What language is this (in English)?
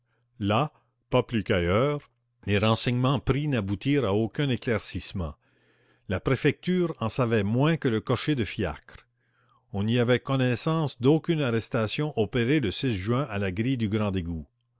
French